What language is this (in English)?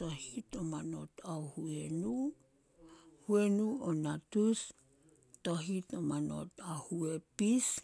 Solos